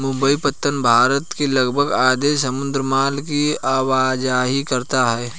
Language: Hindi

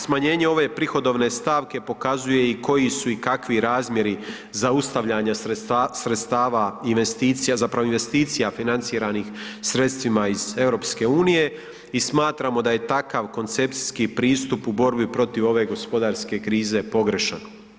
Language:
Croatian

